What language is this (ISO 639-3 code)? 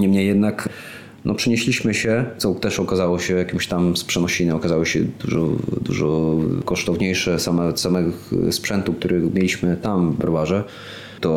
pol